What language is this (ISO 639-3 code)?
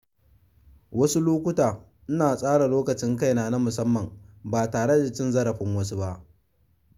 hau